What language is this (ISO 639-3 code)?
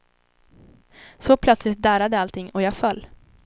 swe